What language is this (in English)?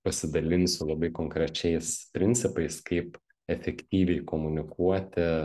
Lithuanian